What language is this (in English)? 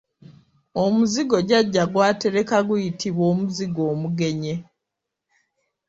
Ganda